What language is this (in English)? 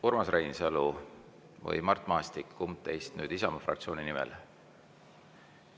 Estonian